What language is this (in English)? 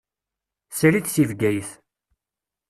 Kabyle